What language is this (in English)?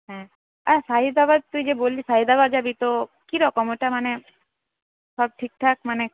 Bangla